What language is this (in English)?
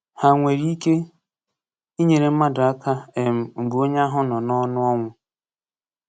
Igbo